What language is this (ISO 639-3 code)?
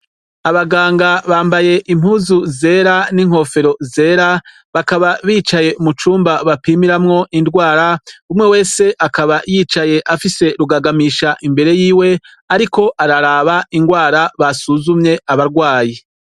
run